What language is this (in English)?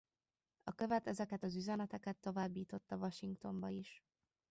Hungarian